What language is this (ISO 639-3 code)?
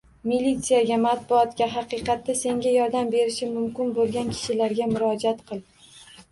uzb